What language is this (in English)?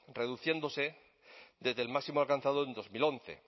Spanish